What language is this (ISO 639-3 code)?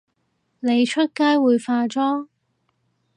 yue